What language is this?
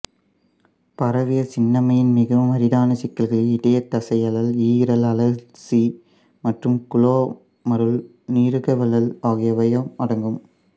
Tamil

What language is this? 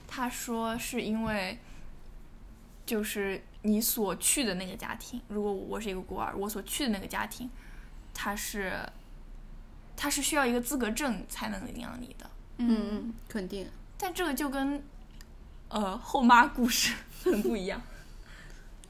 Chinese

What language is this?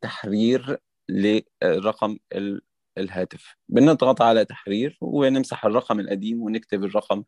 Arabic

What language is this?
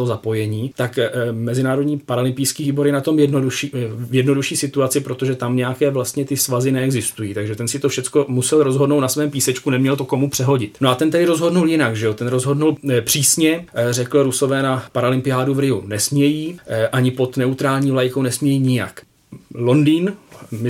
Czech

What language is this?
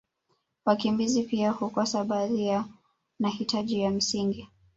Swahili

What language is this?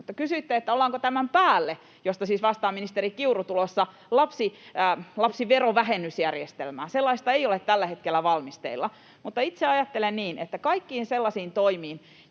Finnish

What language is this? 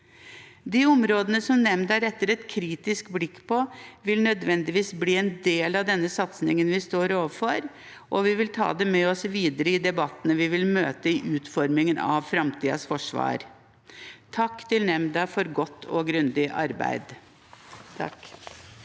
Norwegian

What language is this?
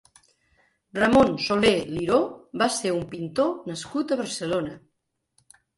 Catalan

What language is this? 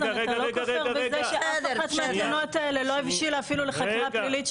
Hebrew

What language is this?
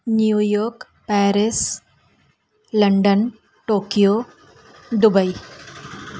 Sindhi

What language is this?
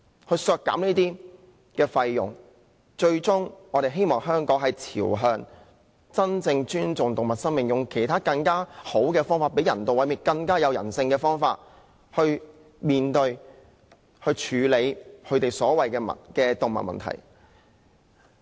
Cantonese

